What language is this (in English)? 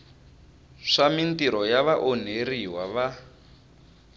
Tsonga